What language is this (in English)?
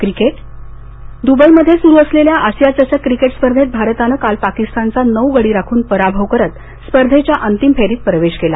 Marathi